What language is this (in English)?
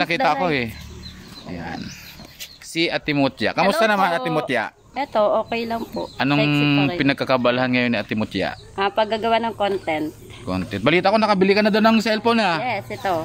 Filipino